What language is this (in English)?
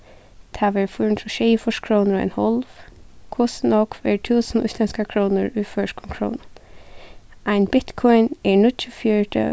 Faroese